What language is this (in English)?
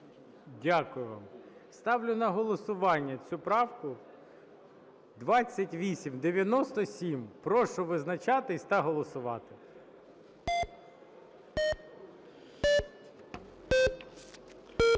Ukrainian